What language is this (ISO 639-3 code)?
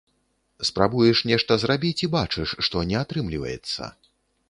bel